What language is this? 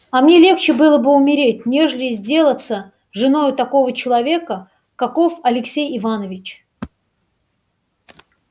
Russian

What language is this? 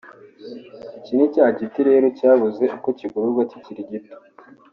Kinyarwanda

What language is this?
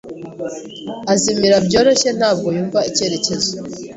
Kinyarwanda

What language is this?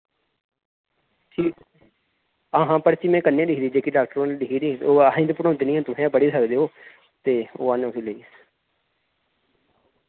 Dogri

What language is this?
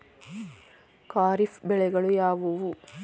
Kannada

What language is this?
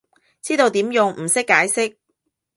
Cantonese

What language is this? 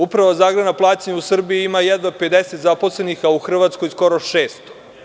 Serbian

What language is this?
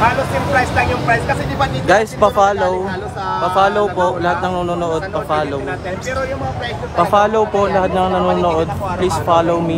Filipino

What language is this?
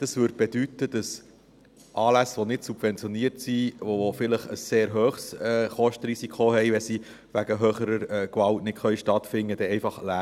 Swiss German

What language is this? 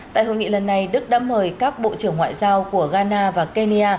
Vietnamese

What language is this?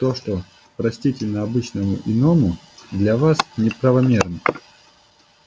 Russian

